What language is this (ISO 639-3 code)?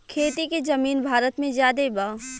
bho